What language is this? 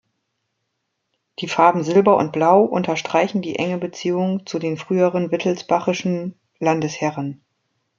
German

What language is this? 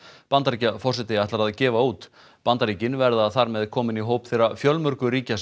Icelandic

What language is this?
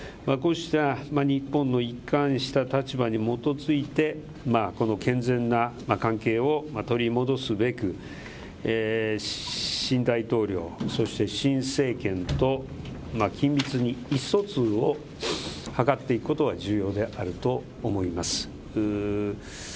Japanese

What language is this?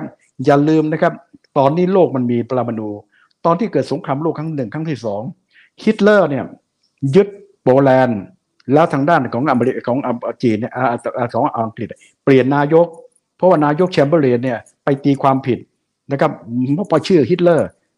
Thai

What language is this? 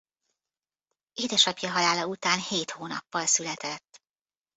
Hungarian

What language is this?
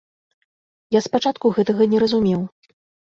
Belarusian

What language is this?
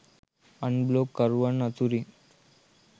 Sinhala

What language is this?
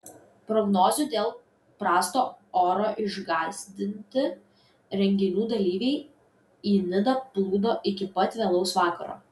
Lithuanian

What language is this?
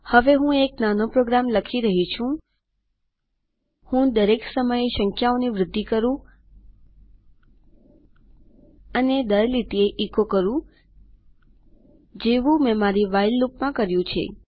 Gujarati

